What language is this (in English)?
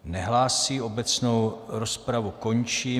Czech